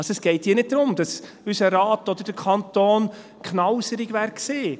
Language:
Swiss German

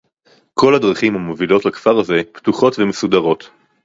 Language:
Hebrew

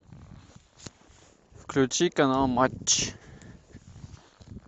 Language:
Russian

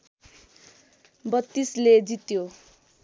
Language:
Nepali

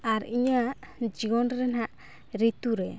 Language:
Santali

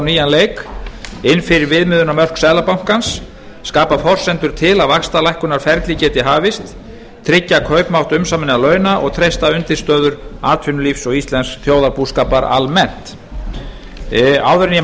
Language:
Icelandic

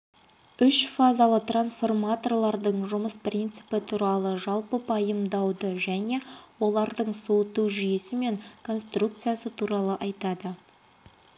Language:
Kazakh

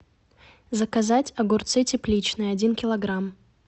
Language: Russian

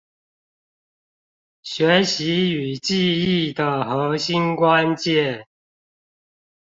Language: Chinese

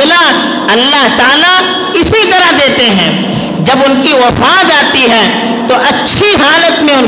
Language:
Urdu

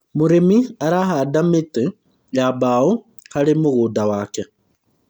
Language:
Kikuyu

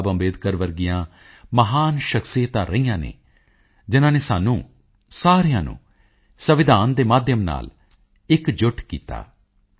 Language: Punjabi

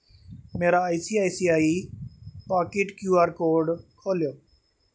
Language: Dogri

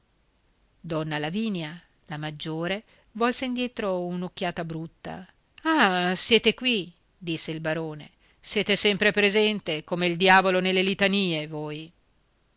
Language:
Italian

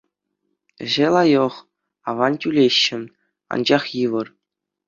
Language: Chuvash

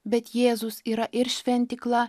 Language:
Lithuanian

